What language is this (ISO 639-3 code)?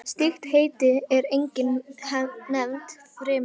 isl